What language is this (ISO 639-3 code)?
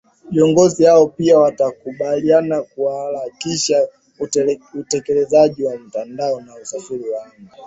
swa